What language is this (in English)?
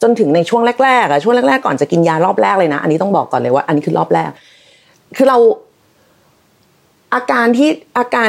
Thai